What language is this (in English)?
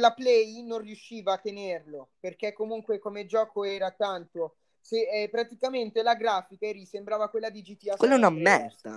Italian